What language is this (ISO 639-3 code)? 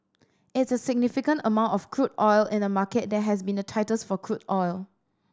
eng